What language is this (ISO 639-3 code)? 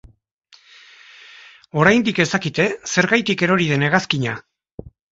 eus